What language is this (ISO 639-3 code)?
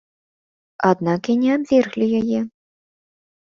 bel